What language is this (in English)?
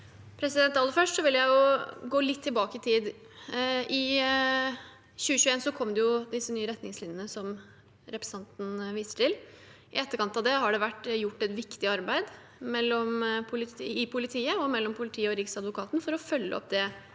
Norwegian